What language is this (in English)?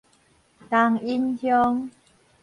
Min Nan Chinese